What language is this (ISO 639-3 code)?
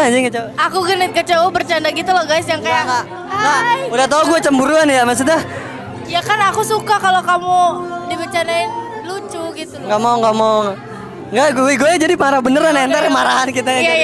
ind